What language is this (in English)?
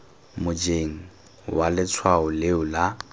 Tswana